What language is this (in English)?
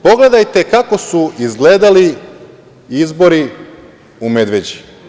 Serbian